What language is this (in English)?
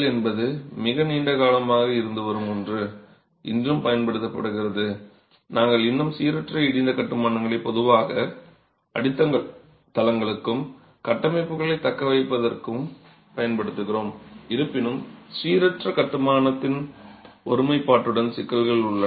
Tamil